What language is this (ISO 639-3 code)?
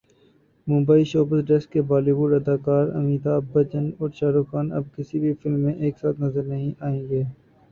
urd